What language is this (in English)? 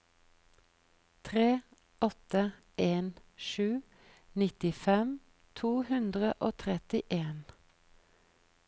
Norwegian